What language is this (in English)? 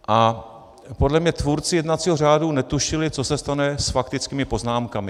Czech